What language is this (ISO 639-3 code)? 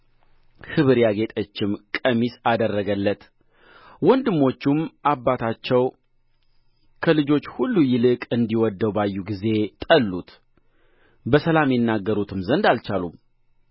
amh